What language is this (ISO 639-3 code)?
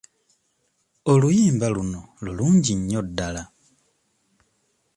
lug